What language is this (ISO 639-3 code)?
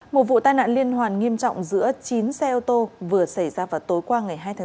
vie